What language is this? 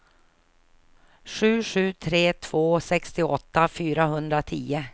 Swedish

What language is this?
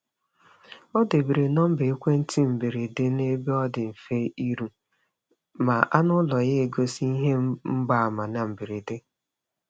Igbo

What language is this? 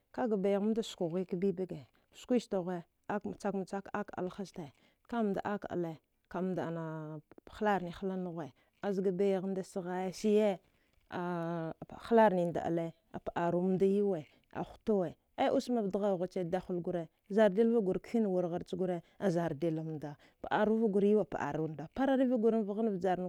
Dghwede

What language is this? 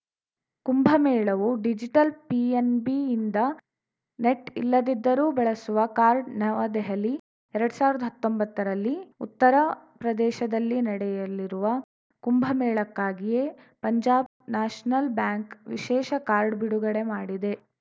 Kannada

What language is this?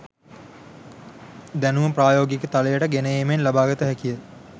Sinhala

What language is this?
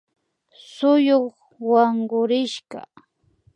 Imbabura Highland Quichua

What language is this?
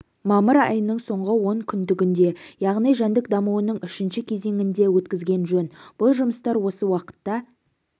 Kazakh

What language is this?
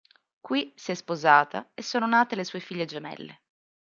Italian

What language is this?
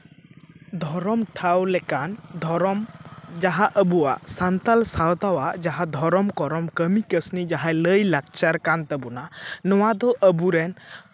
Santali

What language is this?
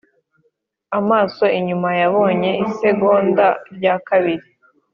Kinyarwanda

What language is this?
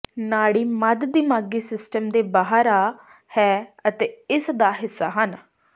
Punjabi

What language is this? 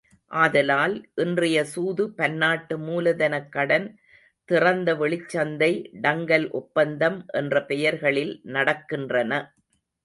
Tamil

